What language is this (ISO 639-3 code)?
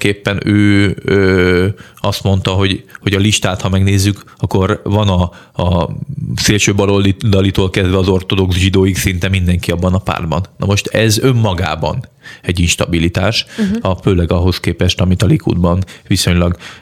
hun